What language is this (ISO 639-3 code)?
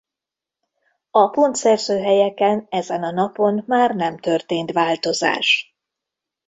hun